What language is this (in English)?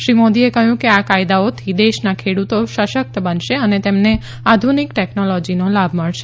Gujarati